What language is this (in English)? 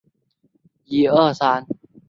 Chinese